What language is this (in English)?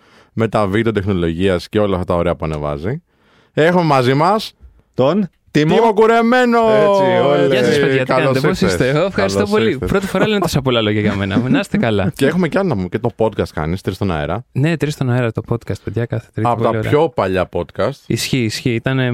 Greek